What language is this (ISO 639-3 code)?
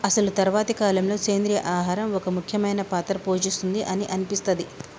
tel